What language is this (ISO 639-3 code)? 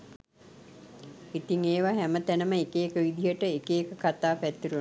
sin